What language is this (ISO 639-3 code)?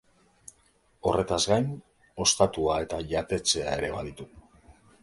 eus